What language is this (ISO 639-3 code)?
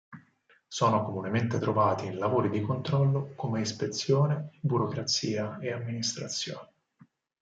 ita